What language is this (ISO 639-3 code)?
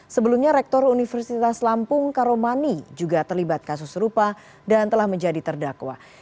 ind